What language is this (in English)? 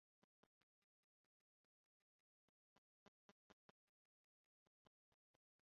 Esperanto